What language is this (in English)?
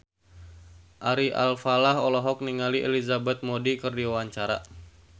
Sundanese